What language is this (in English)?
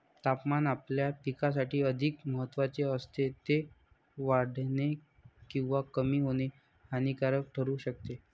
Marathi